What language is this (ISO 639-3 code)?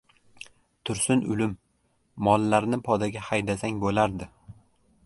uzb